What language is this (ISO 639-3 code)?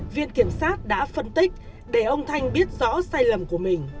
vie